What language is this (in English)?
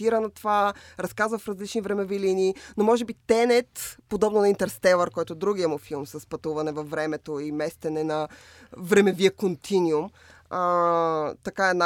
Bulgarian